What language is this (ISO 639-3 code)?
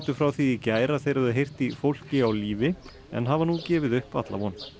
isl